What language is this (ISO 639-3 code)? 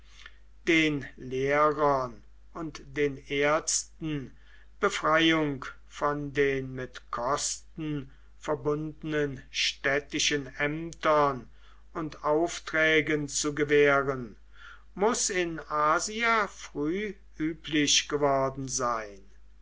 deu